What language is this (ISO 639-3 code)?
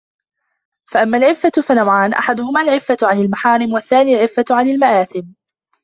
ara